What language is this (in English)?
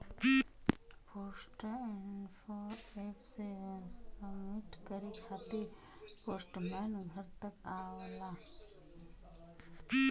Bhojpuri